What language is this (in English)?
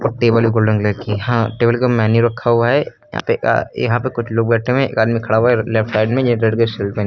Hindi